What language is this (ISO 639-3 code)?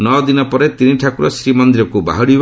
ori